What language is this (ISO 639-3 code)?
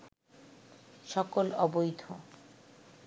ben